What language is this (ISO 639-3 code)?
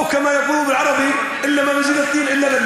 heb